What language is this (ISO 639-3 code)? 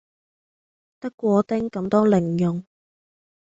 yue